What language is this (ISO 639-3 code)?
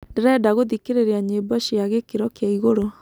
kik